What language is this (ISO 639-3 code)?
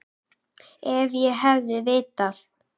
isl